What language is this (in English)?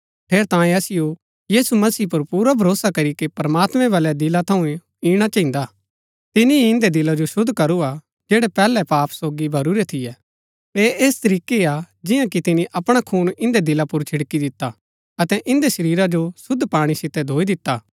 Gaddi